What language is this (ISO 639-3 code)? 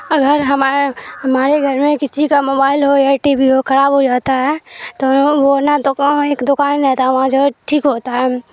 urd